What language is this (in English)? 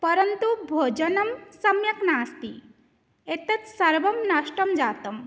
Sanskrit